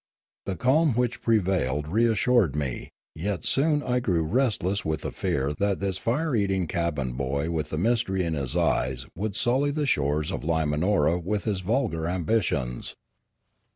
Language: English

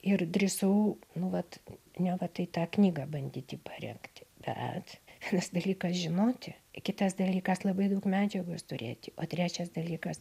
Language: Lithuanian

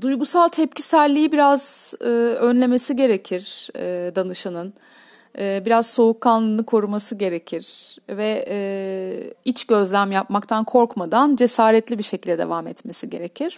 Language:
Turkish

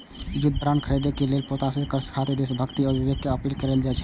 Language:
Maithili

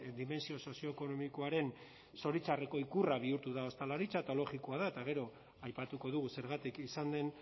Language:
Basque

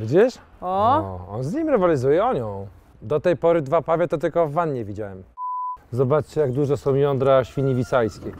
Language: Polish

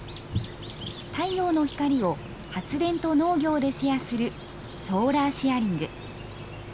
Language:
Japanese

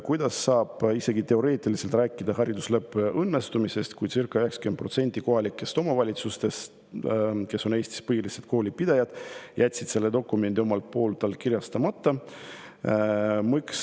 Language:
Estonian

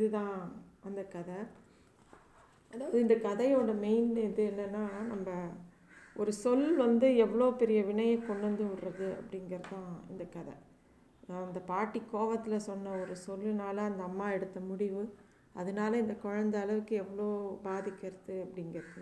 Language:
Tamil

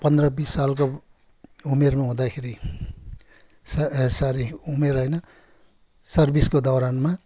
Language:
Nepali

